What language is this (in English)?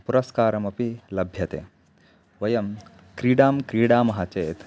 Sanskrit